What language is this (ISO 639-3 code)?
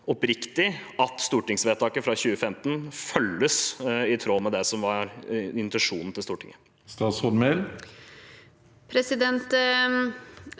nor